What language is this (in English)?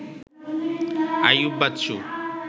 Bangla